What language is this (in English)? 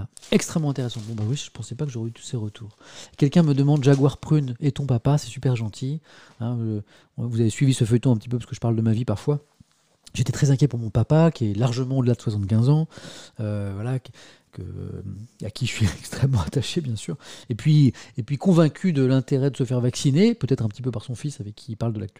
French